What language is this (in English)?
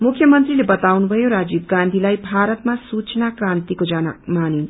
Nepali